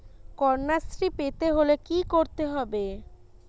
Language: Bangla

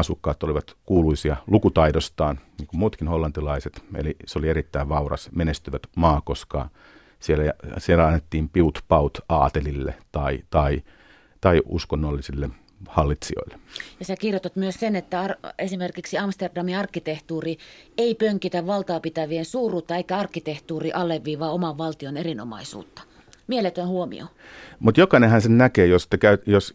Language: Finnish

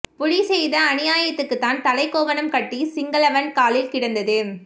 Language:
Tamil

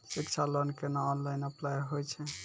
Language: Maithili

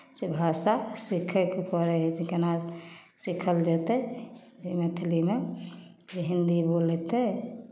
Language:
Maithili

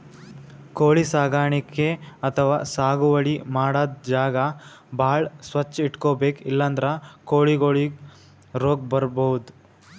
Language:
Kannada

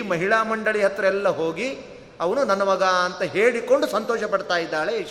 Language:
Kannada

